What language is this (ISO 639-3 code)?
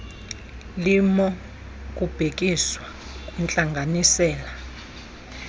xho